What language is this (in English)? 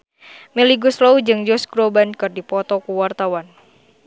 Sundanese